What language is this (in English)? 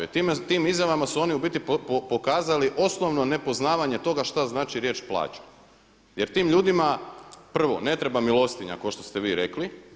Croatian